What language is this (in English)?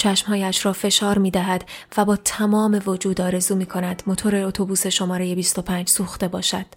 Persian